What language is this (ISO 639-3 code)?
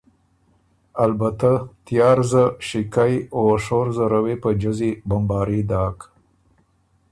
oru